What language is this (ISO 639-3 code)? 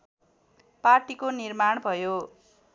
nep